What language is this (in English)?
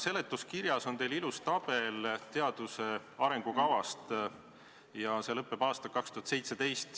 Estonian